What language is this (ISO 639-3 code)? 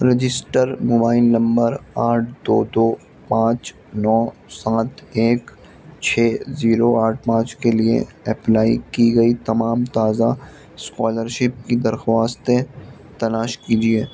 urd